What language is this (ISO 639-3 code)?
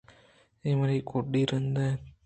bgp